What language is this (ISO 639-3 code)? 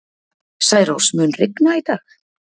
isl